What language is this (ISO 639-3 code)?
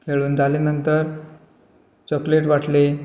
kok